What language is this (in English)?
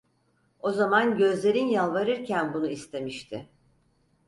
Turkish